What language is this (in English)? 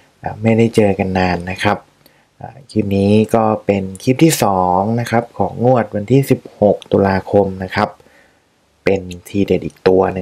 Thai